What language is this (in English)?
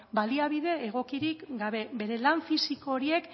Basque